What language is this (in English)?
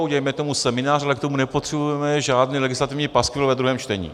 Czech